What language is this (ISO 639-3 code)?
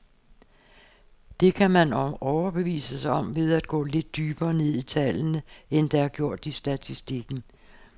dan